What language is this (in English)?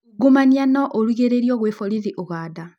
Kikuyu